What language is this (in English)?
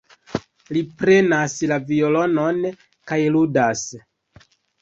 Esperanto